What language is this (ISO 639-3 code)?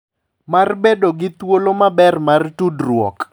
luo